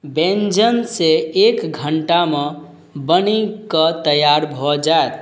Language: Maithili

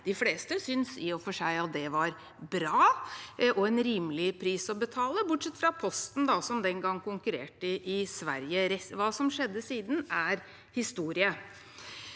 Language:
Norwegian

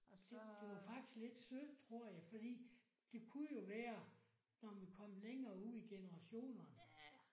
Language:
Danish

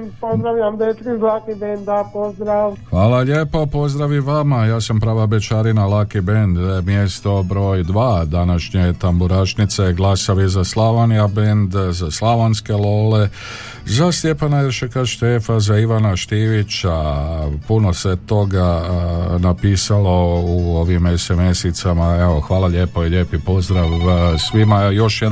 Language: Croatian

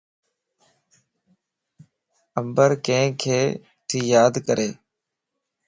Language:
Lasi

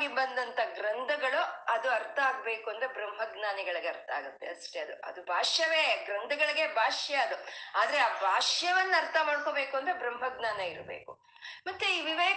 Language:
Kannada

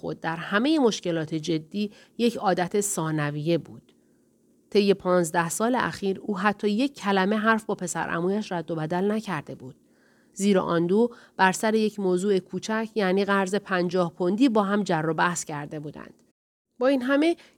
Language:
Persian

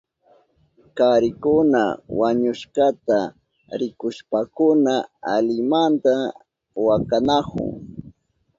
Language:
Southern Pastaza Quechua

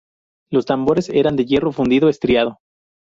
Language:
Spanish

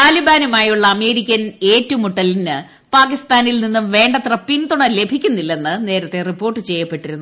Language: Malayalam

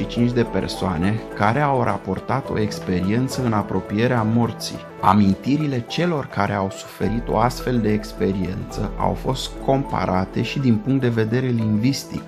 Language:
Romanian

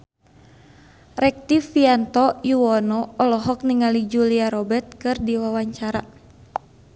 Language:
Sundanese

